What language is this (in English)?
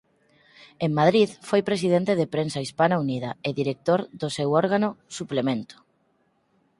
Galician